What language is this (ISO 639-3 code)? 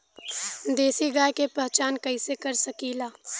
bho